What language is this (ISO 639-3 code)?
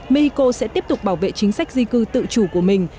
vie